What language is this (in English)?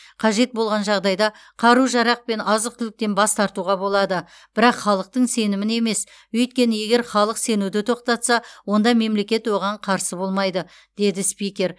Kazakh